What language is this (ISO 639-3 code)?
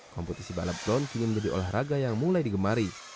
ind